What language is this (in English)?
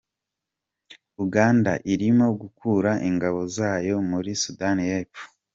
Kinyarwanda